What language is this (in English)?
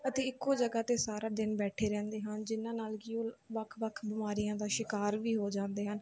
Punjabi